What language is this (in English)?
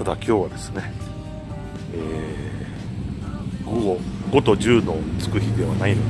Japanese